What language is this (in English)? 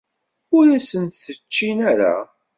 Kabyle